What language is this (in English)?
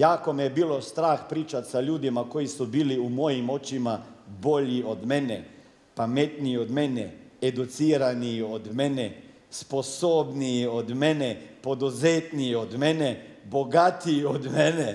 Croatian